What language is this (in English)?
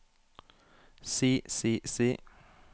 Norwegian